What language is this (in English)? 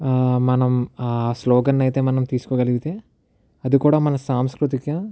Telugu